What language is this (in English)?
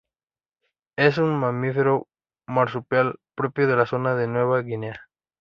Spanish